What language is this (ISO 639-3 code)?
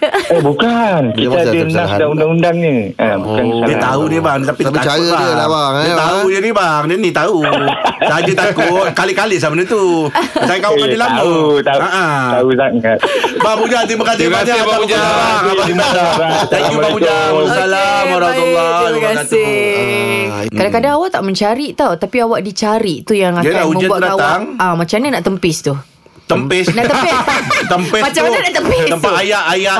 msa